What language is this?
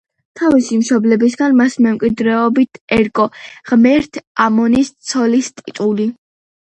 Georgian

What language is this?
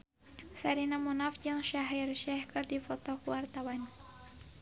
Sundanese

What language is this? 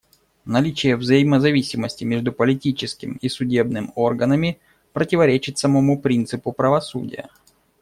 Russian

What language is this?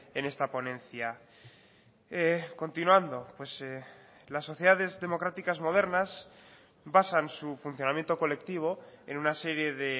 Spanish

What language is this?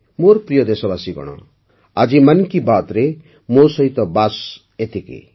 Odia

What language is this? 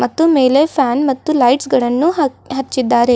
Kannada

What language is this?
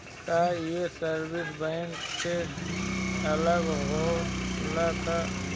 Bhojpuri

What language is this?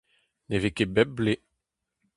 Breton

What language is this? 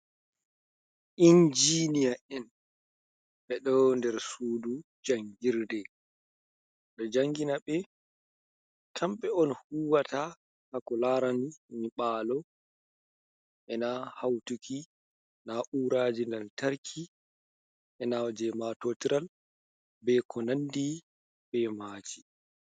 Fula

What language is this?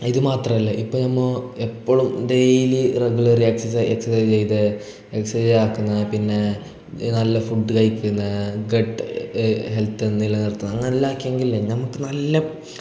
Malayalam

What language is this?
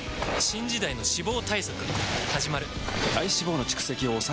Japanese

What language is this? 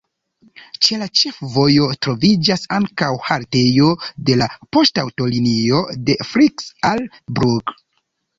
Esperanto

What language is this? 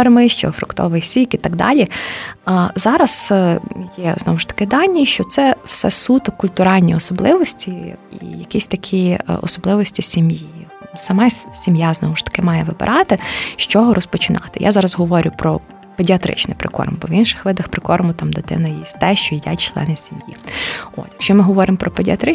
Ukrainian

